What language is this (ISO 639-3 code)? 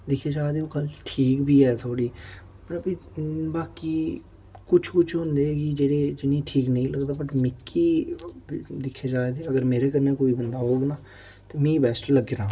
doi